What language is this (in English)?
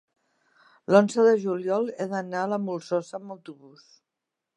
Catalan